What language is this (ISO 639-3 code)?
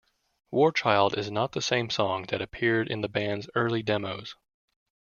eng